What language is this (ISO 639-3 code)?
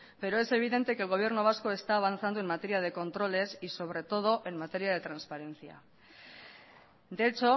spa